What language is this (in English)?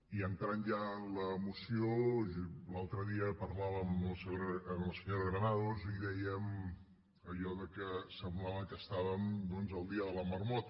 Catalan